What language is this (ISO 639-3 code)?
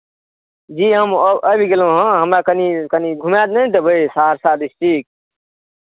mai